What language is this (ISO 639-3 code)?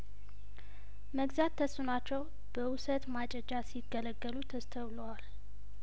amh